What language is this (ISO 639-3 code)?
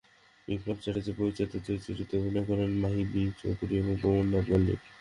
ben